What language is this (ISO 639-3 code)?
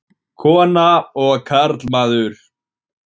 isl